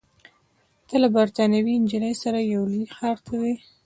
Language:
Pashto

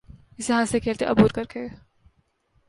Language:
Urdu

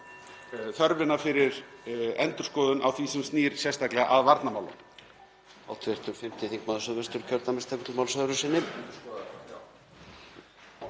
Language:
Icelandic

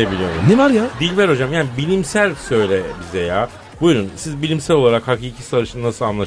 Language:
Turkish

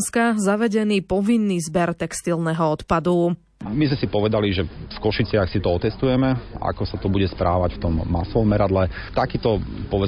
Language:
Slovak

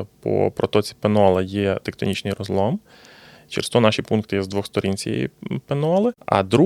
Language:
Ukrainian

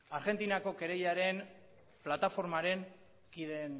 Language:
Basque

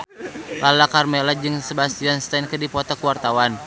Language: Sundanese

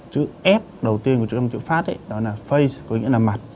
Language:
Vietnamese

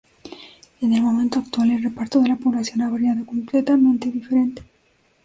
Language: Spanish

